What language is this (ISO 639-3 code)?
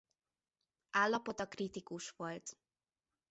hun